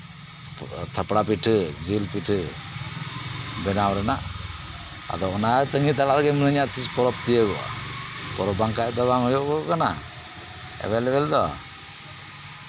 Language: Santali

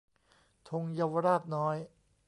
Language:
Thai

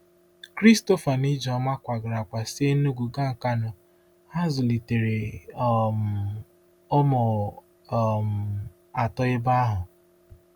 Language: Igbo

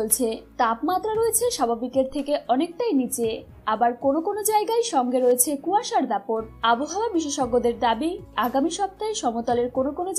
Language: Japanese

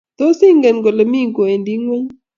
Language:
Kalenjin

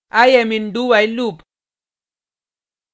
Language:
Hindi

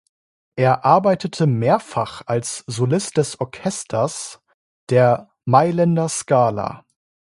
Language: German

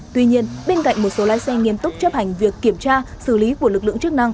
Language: Vietnamese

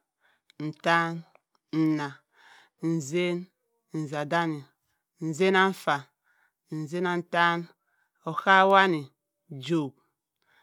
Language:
Cross River Mbembe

